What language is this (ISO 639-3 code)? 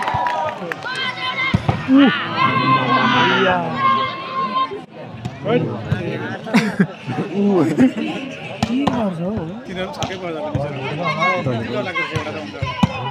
ara